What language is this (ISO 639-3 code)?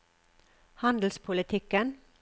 nor